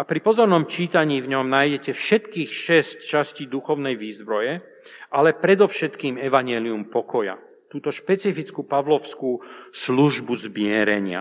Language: Slovak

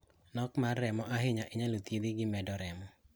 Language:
Luo (Kenya and Tanzania)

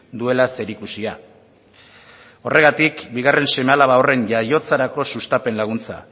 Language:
Basque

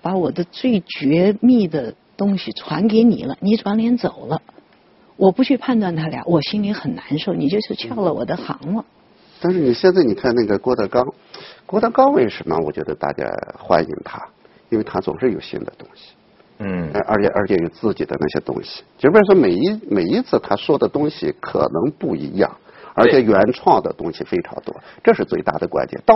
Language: Chinese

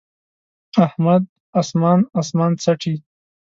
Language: Pashto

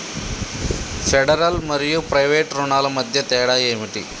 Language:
Telugu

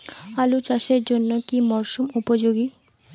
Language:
Bangla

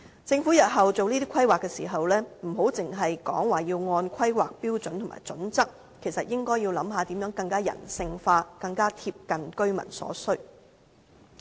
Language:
Cantonese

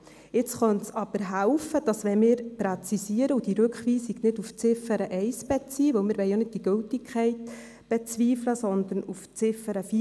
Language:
Swiss German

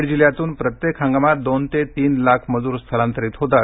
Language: Marathi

